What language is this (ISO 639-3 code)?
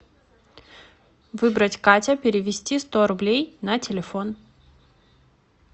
rus